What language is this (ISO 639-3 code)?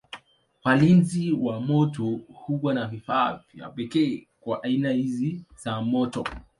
swa